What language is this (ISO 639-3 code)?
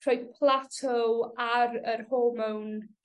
cym